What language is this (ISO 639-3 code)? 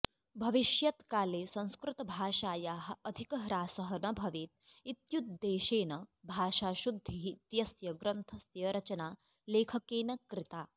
san